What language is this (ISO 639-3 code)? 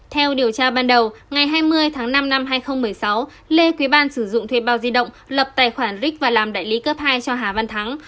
vie